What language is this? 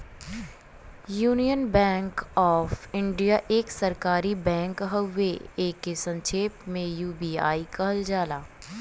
Bhojpuri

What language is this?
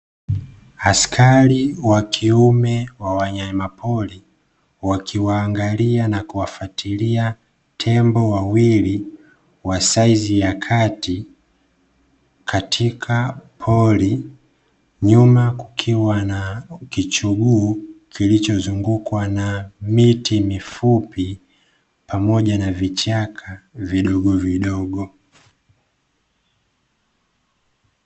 Swahili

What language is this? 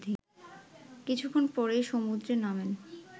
Bangla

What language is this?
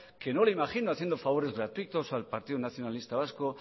Spanish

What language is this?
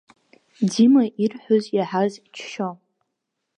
Abkhazian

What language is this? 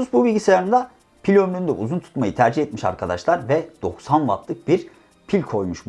Turkish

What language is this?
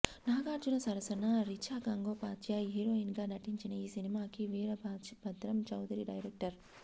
Telugu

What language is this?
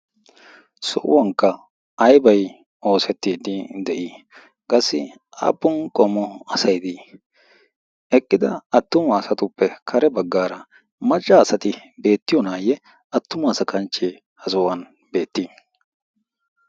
Wolaytta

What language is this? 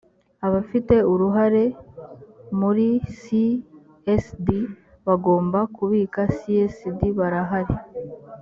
Kinyarwanda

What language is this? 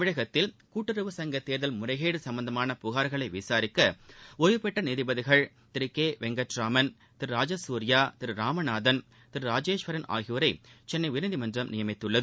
Tamil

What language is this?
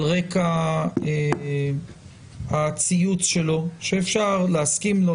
Hebrew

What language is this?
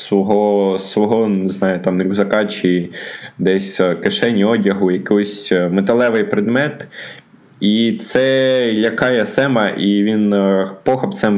Ukrainian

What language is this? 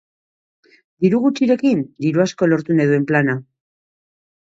Basque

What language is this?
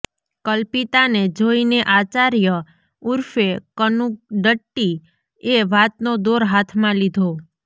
Gujarati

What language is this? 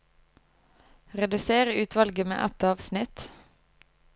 Norwegian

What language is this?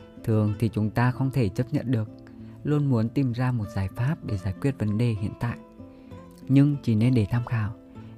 Vietnamese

